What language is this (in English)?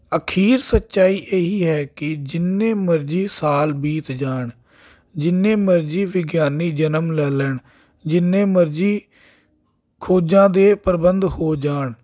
Punjabi